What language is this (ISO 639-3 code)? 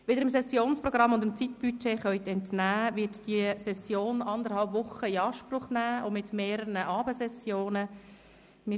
gsw